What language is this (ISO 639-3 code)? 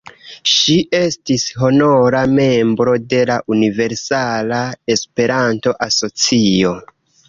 epo